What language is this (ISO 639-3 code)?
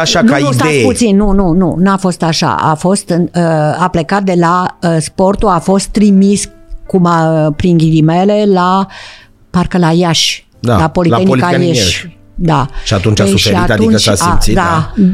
ron